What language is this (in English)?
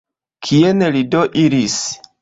Esperanto